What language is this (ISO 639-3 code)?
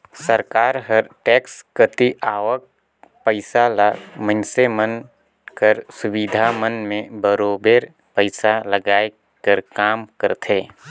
hne